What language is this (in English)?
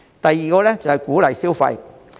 Cantonese